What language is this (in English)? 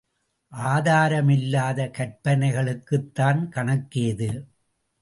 Tamil